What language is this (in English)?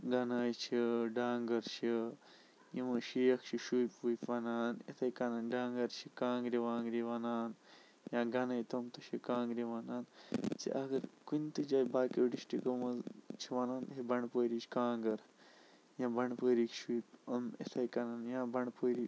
Kashmiri